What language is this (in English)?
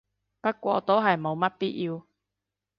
Cantonese